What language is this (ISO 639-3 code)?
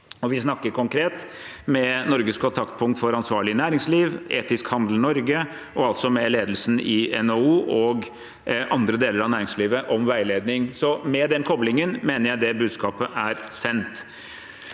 nor